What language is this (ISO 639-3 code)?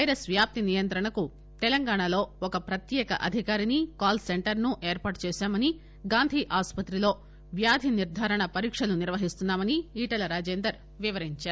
tel